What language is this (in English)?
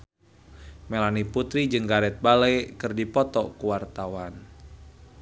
Sundanese